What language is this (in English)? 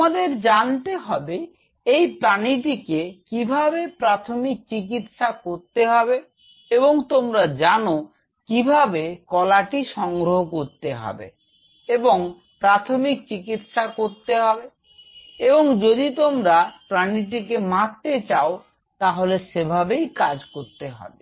Bangla